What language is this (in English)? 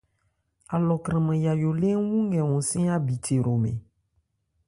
Ebrié